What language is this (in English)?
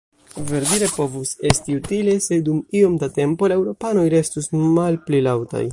Esperanto